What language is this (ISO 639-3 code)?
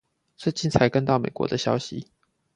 zho